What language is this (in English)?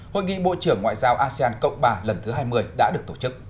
Vietnamese